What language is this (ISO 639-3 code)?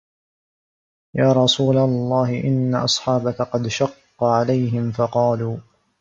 ara